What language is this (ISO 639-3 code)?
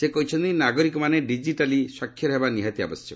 ori